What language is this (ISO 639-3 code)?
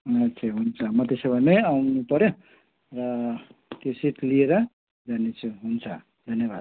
nep